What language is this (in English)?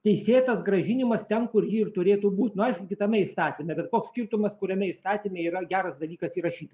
Lithuanian